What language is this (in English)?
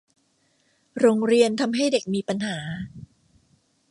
Thai